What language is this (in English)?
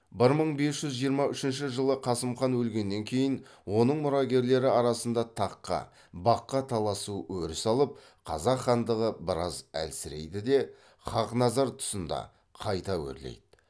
Kazakh